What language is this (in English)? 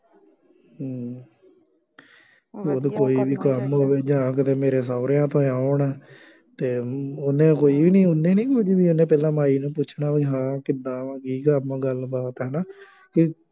Punjabi